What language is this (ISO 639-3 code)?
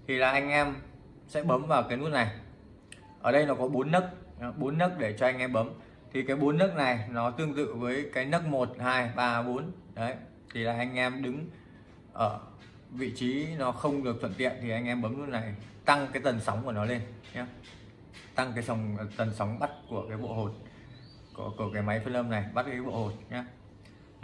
vie